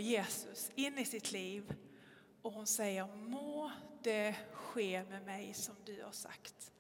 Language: Swedish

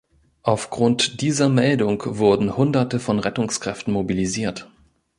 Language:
German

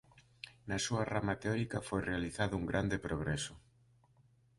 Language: Galician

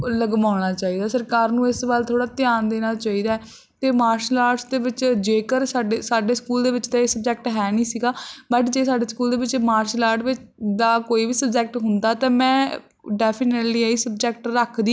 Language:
Punjabi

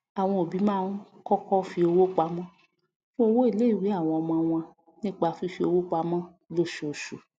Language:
Yoruba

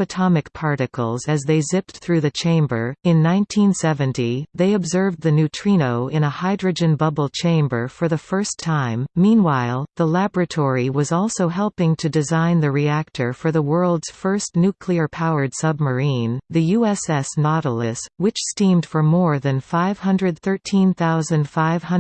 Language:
English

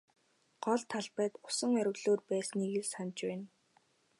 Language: Mongolian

